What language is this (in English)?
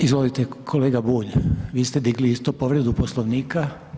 Croatian